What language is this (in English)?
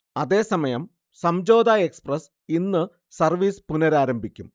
Malayalam